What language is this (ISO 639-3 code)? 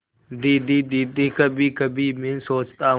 hin